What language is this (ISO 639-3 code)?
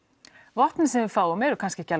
isl